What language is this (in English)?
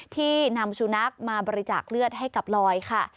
Thai